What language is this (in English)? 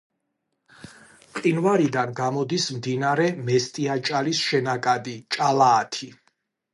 Georgian